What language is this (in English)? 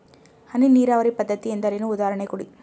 Kannada